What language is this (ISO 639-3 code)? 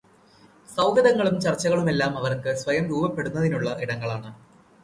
mal